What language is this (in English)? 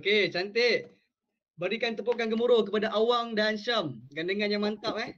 Malay